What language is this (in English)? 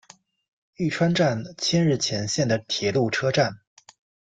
Chinese